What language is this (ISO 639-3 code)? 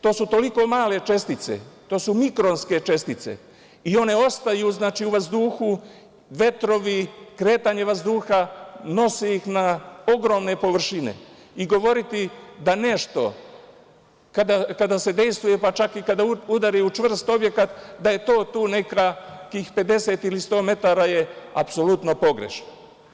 srp